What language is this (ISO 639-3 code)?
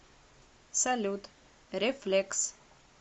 rus